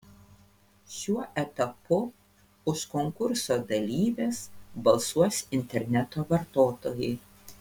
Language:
Lithuanian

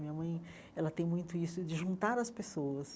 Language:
Portuguese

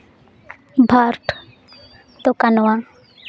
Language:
Santali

